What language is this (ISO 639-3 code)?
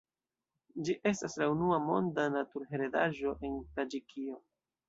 epo